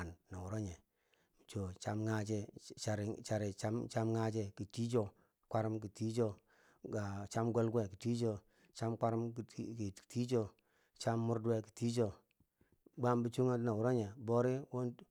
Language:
Bangwinji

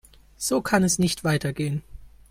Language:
German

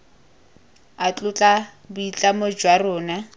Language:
Tswana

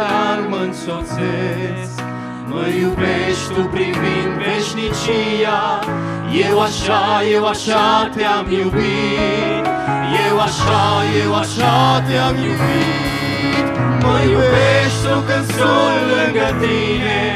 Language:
Romanian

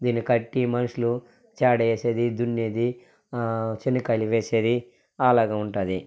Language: Telugu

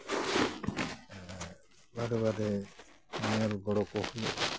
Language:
Santali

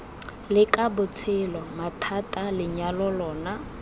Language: Tswana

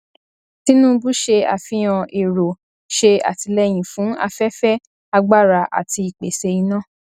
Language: Yoruba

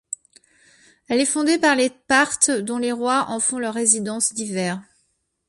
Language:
French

